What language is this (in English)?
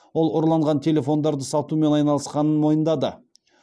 Kazakh